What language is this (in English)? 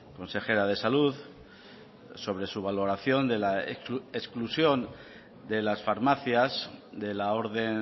Spanish